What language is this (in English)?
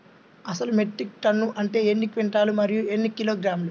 Telugu